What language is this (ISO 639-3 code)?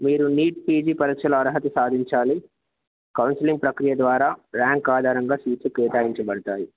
tel